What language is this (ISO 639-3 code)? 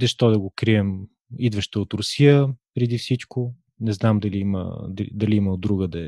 bul